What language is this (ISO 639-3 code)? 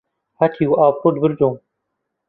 ckb